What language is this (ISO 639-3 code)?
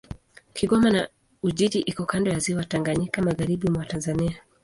swa